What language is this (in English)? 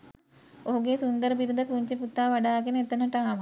Sinhala